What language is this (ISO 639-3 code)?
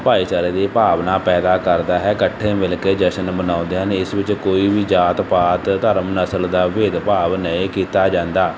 pan